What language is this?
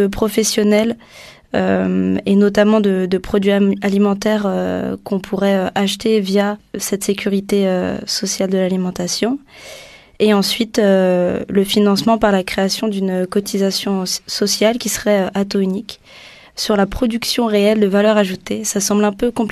French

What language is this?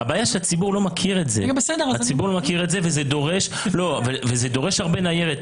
Hebrew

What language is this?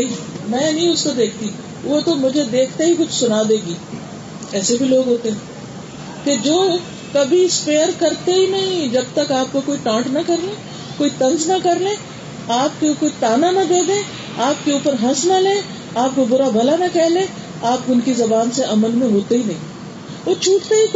Urdu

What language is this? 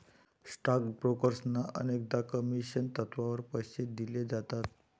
Marathi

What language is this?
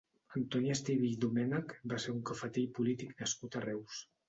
Catalan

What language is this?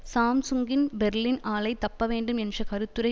Tamil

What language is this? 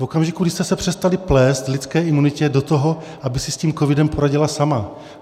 Czech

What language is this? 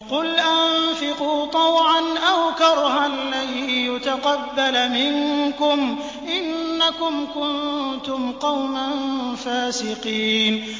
Arabic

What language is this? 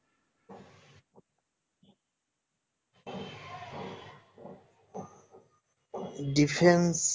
Bangla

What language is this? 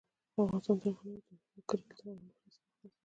Pashto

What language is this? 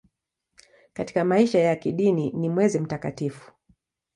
Swahili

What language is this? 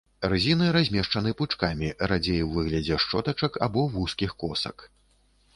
Belarusian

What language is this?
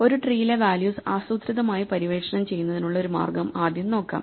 Malayalam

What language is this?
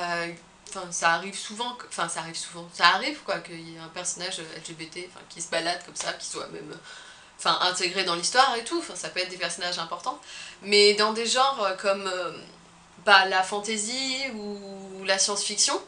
French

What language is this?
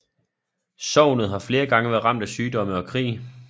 Danish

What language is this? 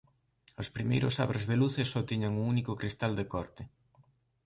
Galician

